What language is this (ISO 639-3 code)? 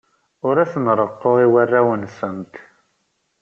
kab